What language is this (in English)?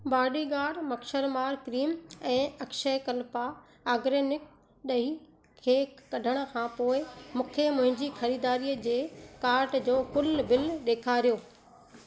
Sindhi